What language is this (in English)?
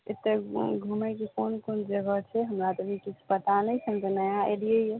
Maithili